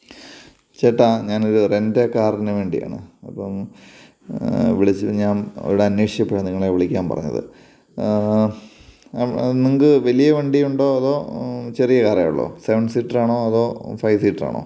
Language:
Malayalam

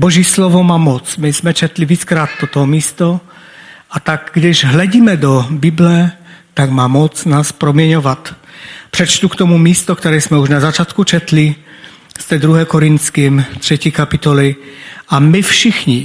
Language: Czech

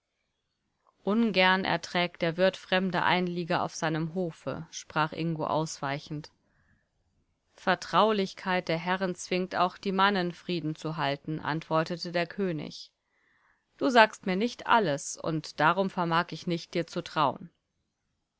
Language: German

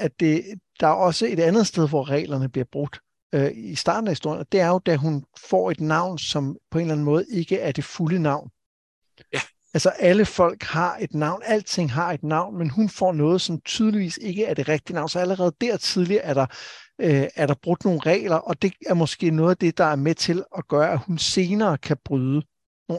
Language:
Danish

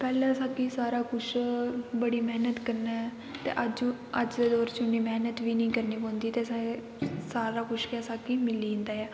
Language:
Dogri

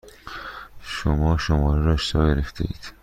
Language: Persian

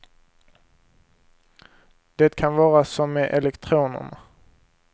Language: Swedish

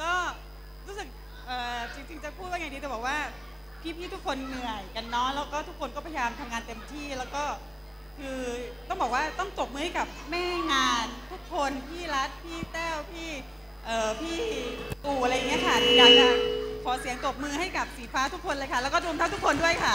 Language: Thai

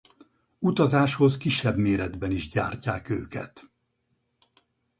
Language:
Hungarian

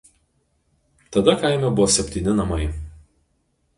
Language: Lithuanian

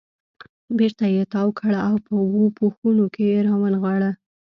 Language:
Pashto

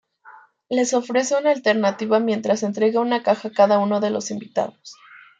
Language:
Spanish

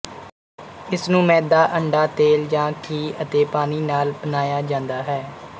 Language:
Punjabi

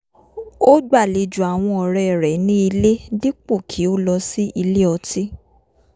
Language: Yoruba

